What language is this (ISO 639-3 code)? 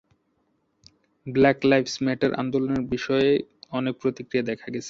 ben